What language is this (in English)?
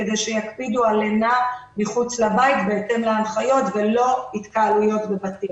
Hebrew